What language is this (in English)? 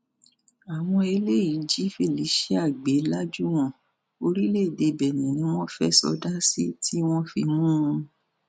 Yoruba